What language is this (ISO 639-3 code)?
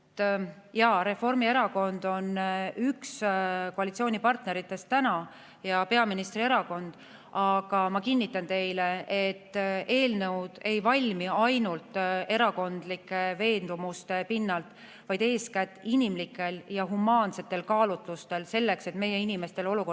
est